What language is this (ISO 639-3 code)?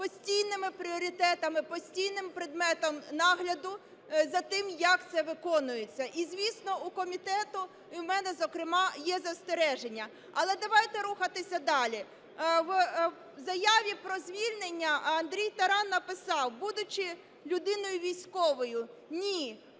ukr